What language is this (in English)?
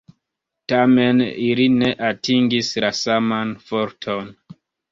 Esperanto